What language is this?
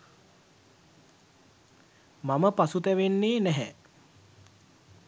Sinhala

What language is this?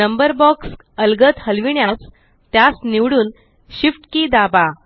Marathi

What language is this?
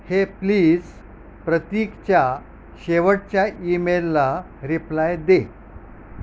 Marathi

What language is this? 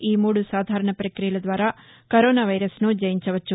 Telugu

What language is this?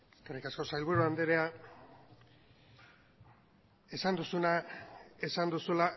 Basque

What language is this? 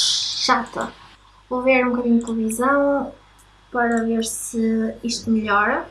Portuguese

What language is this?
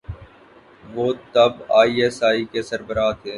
Urdu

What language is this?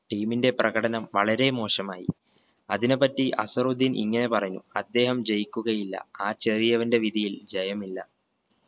Malayalam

